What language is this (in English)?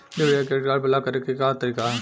Bhojpuri